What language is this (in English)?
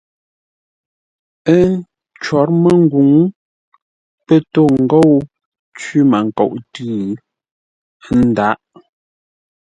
Ngombale